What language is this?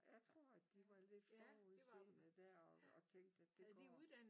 Danish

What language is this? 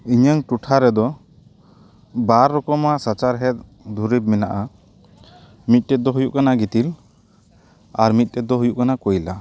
Santali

